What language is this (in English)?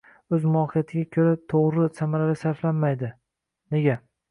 Uzbek